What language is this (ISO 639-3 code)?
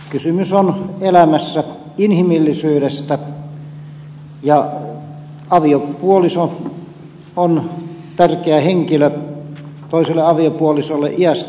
fin